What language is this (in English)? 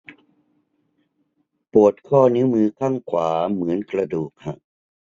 Thai